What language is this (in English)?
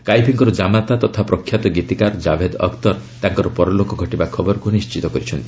Odia